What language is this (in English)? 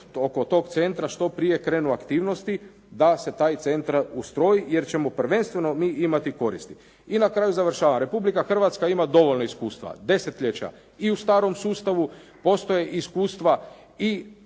Croatian